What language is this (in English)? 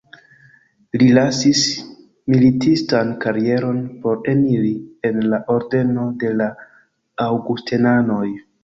Esperanto